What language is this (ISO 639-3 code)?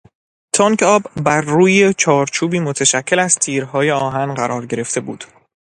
fas